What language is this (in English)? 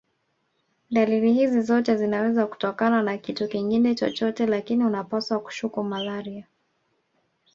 Swahili